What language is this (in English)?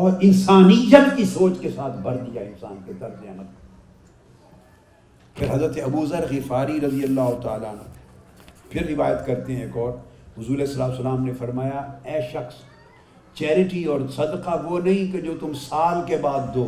Urdu